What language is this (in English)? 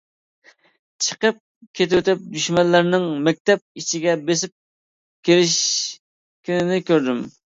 Uyghur